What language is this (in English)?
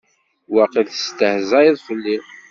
Kabyle